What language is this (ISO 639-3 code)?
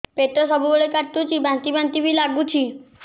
ori